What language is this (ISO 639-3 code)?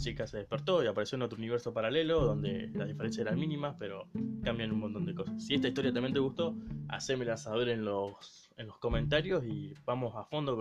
spa